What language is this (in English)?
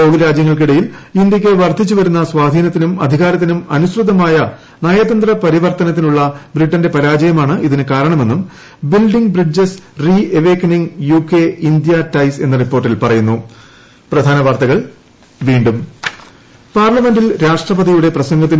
Malayalam